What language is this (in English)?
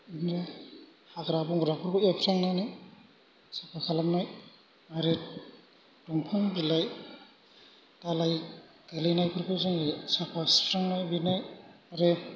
Bodo